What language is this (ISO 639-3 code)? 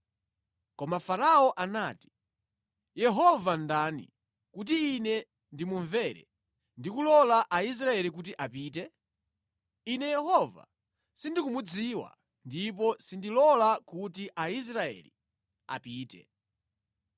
nya